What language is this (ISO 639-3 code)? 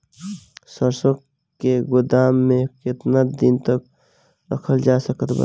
bho